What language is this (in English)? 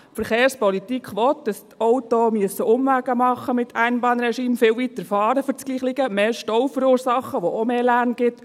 Swiss German